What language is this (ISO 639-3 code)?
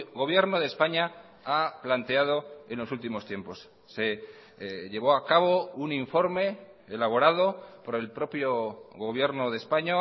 spa